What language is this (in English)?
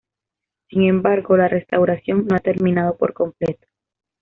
Spanish